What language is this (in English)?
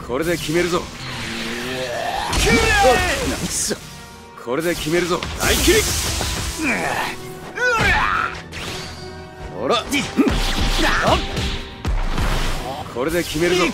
Japanese